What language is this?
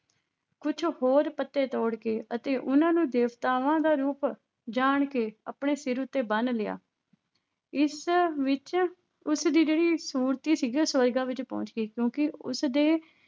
Punjabi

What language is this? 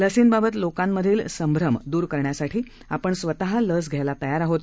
Marathi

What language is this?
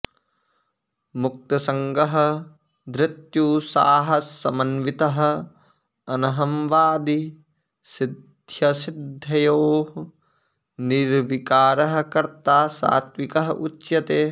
Sanskrit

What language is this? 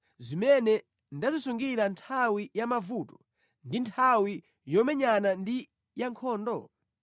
Nyanja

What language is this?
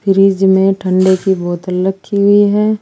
Hindi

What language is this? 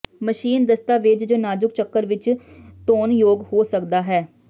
Punjabi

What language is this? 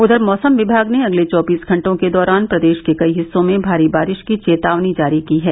Hindi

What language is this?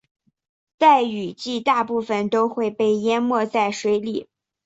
Chinese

